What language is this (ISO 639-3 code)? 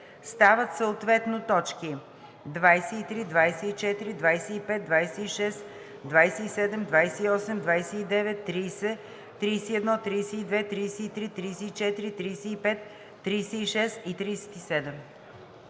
bul